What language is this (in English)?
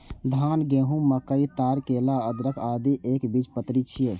Maithili